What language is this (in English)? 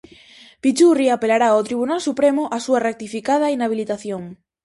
Galician